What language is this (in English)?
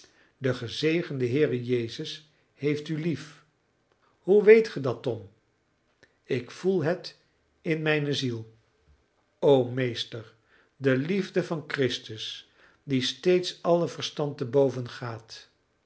Dutch